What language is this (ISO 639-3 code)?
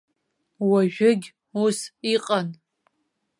abk